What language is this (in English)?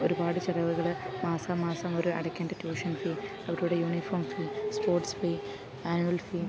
Malayalam